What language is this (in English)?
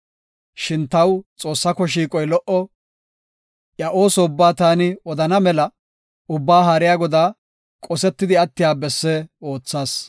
Gofa